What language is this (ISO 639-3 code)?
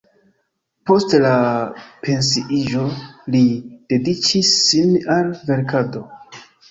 epo